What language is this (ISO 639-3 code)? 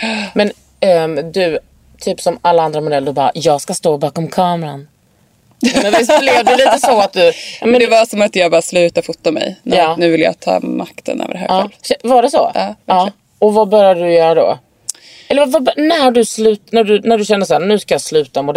swe